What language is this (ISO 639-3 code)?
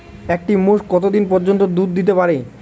ben